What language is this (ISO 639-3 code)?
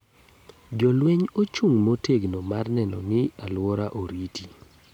luo